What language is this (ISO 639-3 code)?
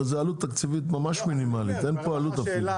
heb